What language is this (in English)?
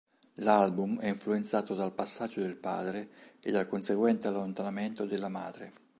Italian